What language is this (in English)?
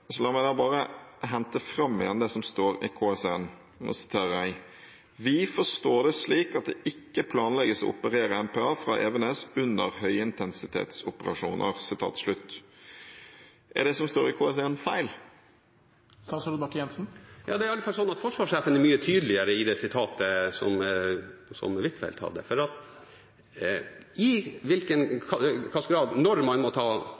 Norwegian